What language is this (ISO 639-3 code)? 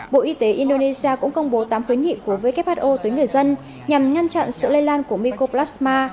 vie